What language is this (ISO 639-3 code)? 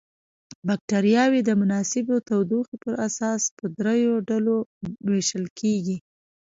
pus